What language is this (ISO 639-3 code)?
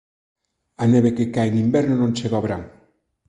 glg